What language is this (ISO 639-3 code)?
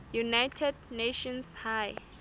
sot